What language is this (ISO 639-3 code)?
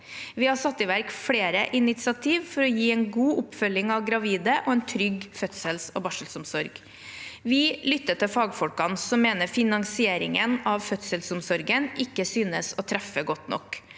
nor